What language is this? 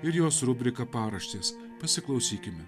Lithuanian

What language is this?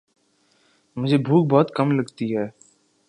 Urdu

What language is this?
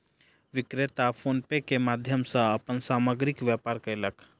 Maithili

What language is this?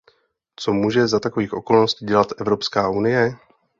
Czech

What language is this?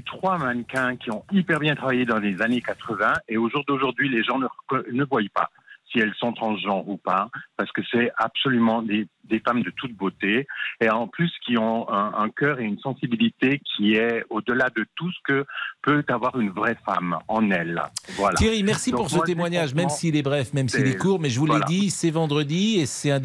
French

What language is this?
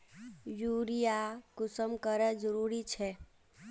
Magahi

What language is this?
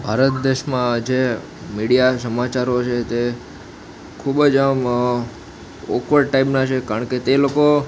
Gujarati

